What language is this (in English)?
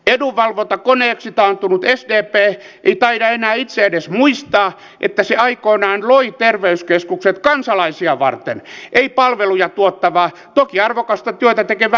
Finnish